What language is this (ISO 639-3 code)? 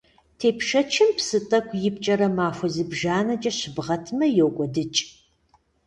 kbd